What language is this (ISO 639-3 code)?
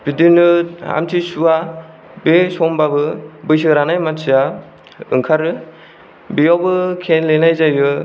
brx